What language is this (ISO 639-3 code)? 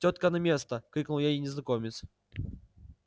rus